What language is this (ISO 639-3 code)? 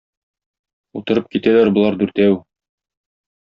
tat